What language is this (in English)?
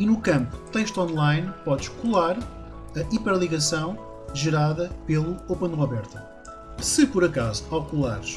Portuguese